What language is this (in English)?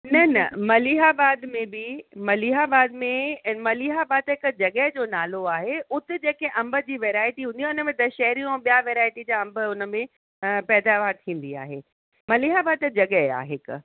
Sindhi